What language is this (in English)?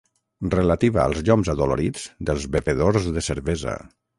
Catalan